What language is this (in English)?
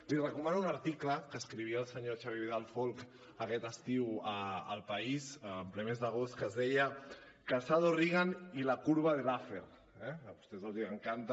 Catalan